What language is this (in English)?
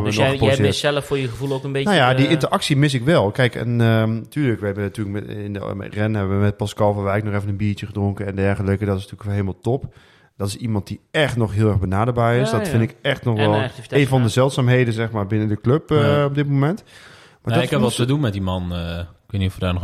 Dutch